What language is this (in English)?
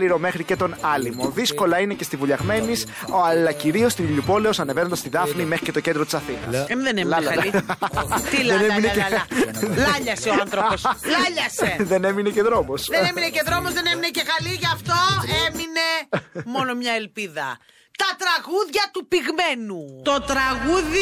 Greek